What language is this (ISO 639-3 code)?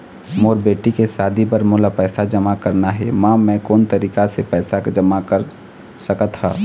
hne